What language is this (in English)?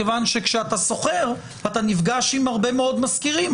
Hebrew